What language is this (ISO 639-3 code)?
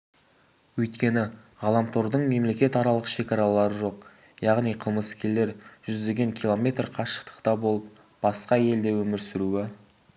kaz